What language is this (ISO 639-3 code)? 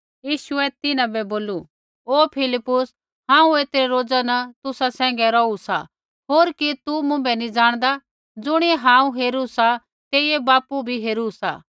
kfx